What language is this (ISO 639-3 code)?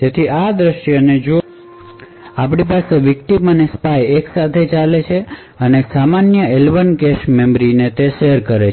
guj